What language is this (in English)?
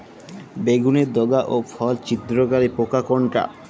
Bangla